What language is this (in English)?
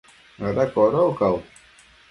Matsés